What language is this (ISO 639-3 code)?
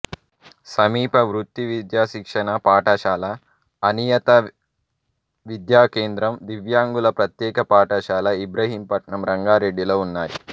tel